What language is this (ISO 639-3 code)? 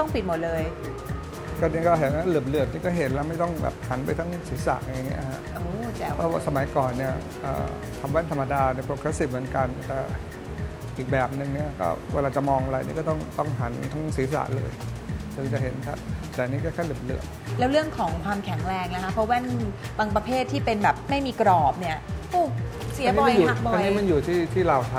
tha